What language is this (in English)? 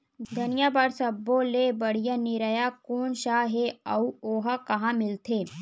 Chhattisgarhi